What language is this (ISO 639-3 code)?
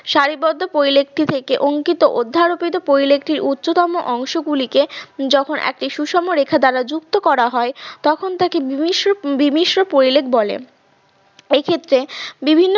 ben